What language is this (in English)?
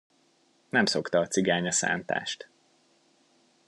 Hungarian